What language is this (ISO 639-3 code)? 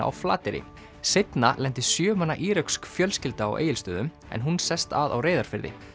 isl